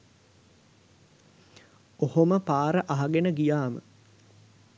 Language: Sinhala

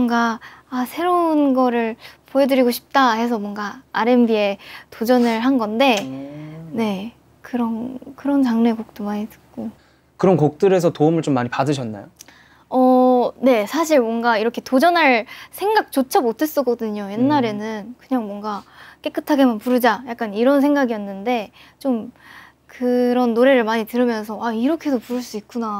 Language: Korean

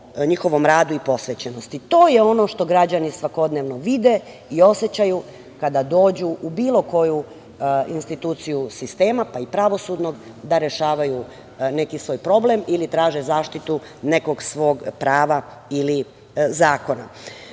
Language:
Serbian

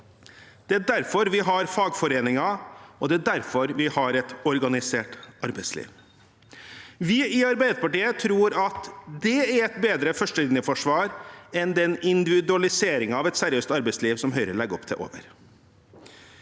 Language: Norwegian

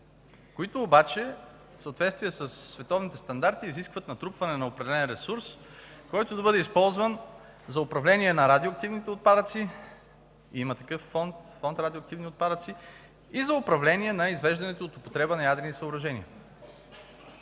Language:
Bulgarian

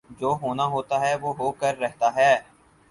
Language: Urdu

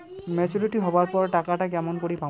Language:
Bangla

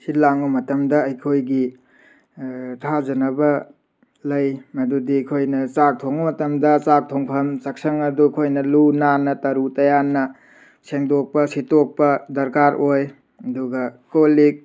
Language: Manipuri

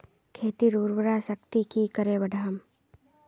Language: Magahi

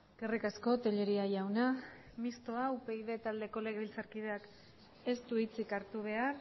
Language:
Basque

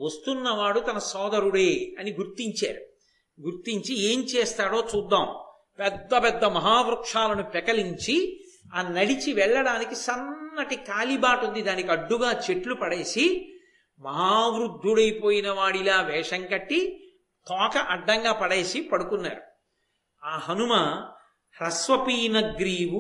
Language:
Telugu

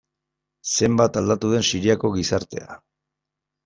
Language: Basque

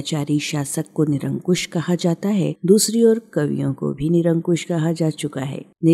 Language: Hindi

